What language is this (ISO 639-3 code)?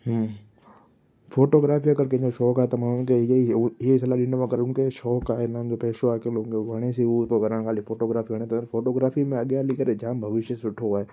snd